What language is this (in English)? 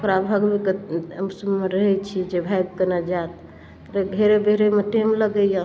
Maithili